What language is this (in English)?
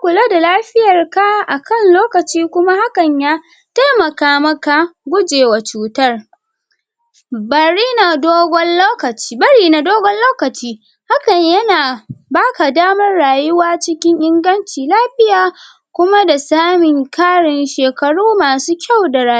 Hausa